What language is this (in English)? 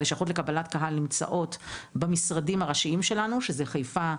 Hebrew